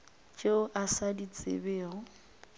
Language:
Northern Sotho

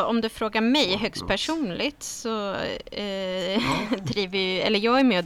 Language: Swedish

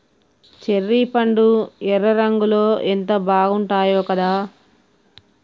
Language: Telugu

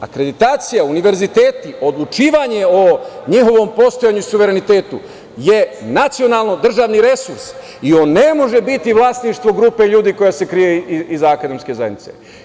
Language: Serbian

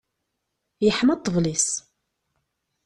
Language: Kabyle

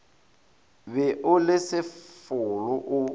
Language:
Northern Sotho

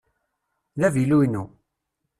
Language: Kabyle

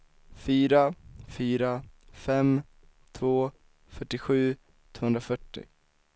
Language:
Swedish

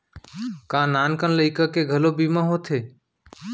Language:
Chhattisgarhi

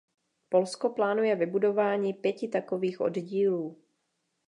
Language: Czech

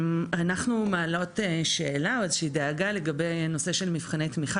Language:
Hebrew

